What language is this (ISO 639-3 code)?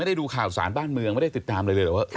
tha